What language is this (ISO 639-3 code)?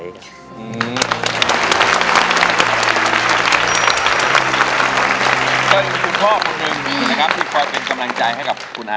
tha